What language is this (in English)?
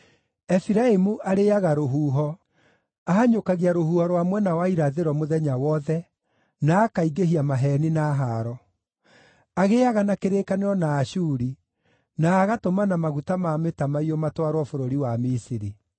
Kikuyu